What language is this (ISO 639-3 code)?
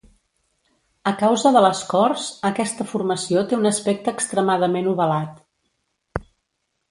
cat